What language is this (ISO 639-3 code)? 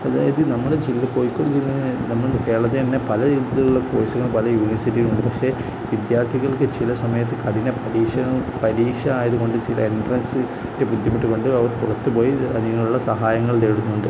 mal